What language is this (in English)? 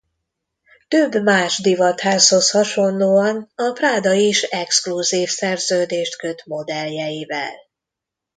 Hungarian